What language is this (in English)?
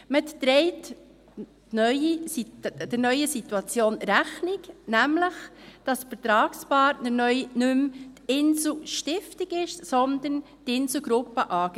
Swiss German